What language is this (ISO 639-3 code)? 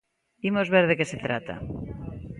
glg